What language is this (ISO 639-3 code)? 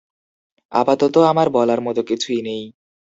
ben